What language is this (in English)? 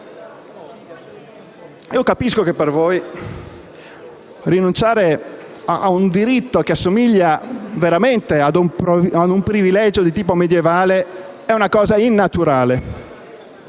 Italian